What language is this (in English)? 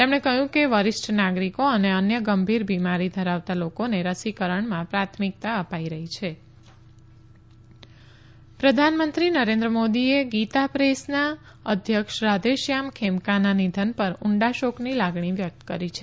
Gujarati